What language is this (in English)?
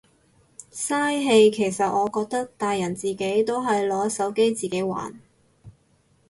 Cantonese